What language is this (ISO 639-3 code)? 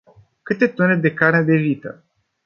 ron